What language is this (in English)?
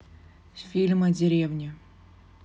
Russian